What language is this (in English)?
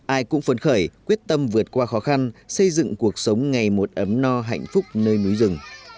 Vietnamese